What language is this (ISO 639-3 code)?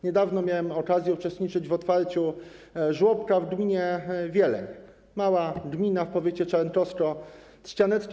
pol